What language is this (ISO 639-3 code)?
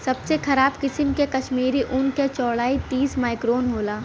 bho